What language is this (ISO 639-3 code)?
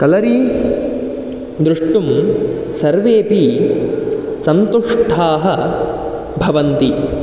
san